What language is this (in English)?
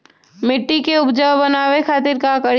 Magahi